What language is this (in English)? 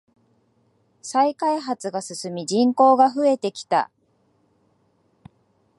Japanese